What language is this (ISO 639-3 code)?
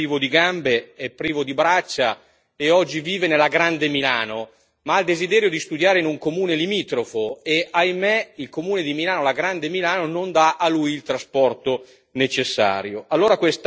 ita